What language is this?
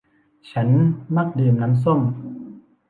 Thai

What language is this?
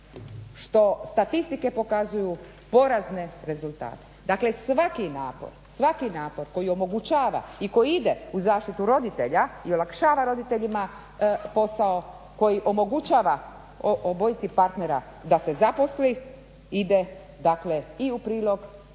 Croatian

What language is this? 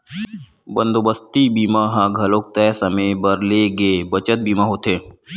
Chhattisgarhi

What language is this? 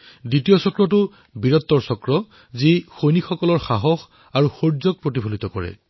Assamese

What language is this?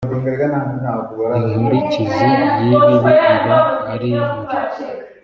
Kinyarwanda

